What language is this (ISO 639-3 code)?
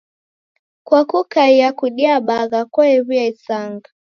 dav